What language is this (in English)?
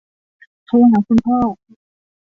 Thai